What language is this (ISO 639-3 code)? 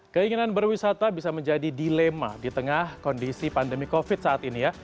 ind